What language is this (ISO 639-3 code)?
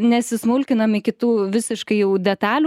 lit